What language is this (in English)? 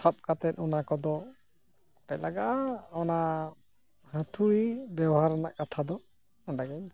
Santali